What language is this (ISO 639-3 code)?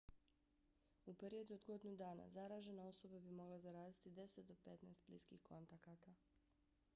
bos